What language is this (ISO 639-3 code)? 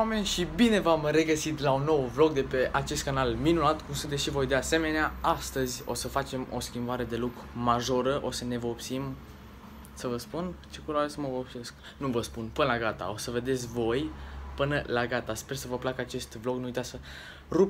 ron